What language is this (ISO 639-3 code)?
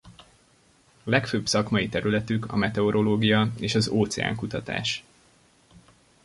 hun